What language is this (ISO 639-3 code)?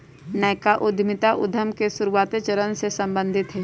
mag